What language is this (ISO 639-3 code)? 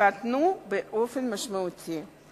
heb